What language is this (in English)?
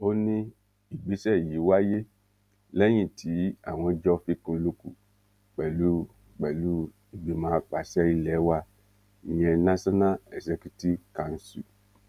Yoruba